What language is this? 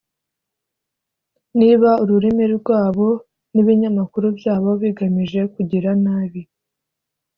Kinyarwanda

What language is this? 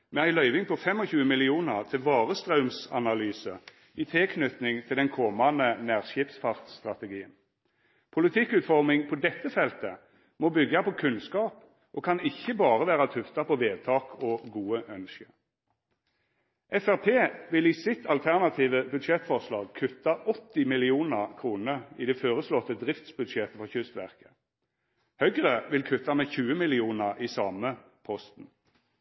Norwegian Nynorsk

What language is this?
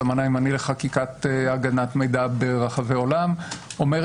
Hebrew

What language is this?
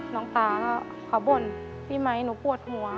Thai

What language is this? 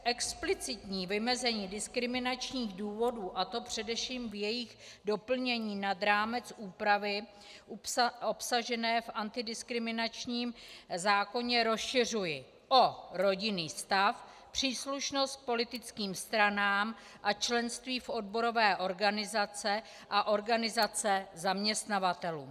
Czech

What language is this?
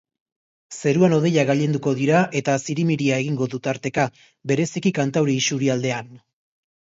Basque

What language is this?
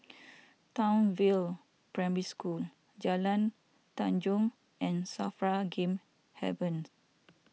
English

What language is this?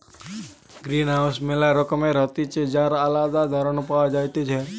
Bangla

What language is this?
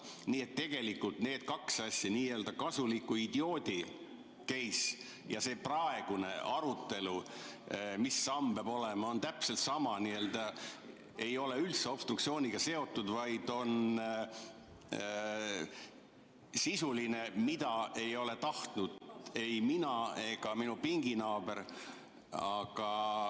Estonian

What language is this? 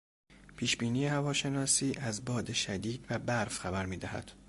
Persian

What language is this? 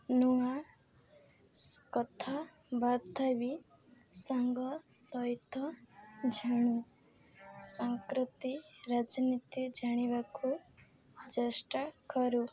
Odia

